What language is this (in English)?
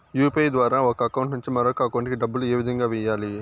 Telugu